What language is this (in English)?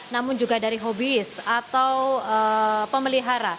Indonesian